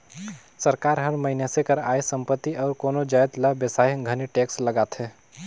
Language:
Chhattisgarhi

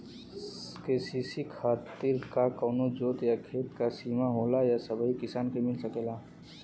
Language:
Bhojpuri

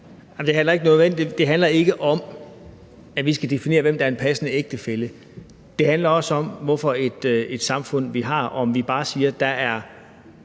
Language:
Danish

